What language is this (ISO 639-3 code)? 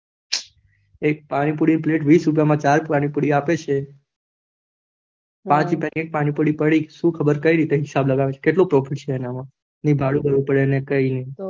guj